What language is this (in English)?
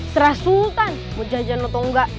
Indonesian